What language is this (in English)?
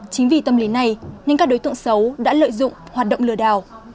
Vietnamese